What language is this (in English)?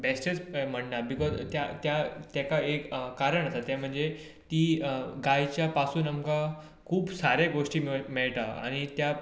Konkani